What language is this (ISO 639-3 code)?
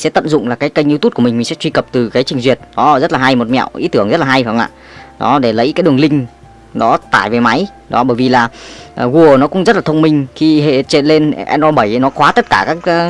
vie